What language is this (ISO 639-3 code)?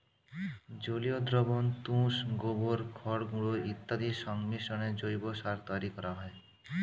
ben